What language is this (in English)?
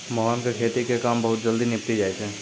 Maithili